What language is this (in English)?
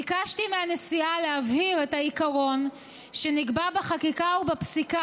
Hebrew